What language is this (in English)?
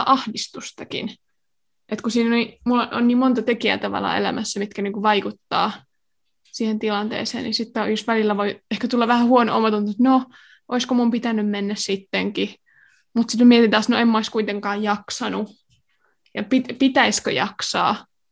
Finnish